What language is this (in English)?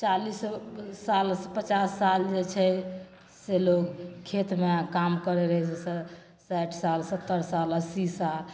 Maithili